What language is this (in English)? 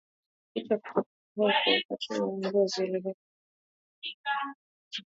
Swahili